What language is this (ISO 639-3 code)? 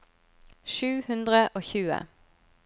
nor